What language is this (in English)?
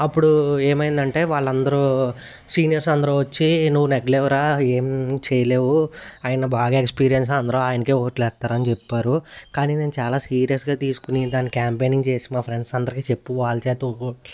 Telugu